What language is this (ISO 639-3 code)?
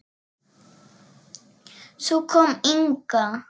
isl